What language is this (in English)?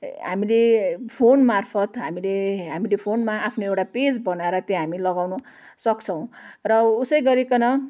Nepali